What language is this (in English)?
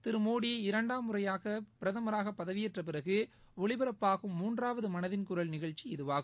Tamil